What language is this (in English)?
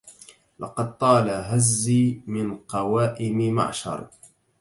Arabic